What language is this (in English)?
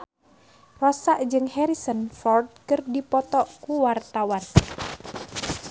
Sundanese